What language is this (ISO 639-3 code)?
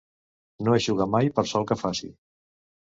cat